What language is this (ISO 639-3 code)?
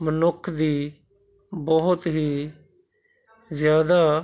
pan